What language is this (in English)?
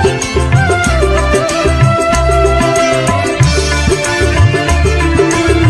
Indonesian